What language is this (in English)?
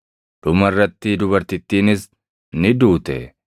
Oromo